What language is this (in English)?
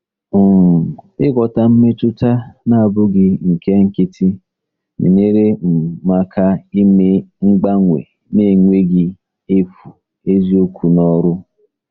Igbo